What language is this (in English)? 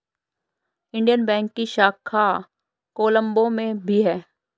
Hindi